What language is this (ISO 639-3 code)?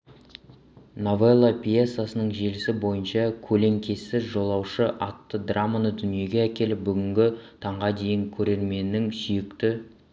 kaz